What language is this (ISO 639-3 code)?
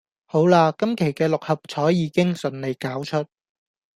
yue